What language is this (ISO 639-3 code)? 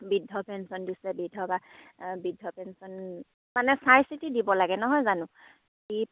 asm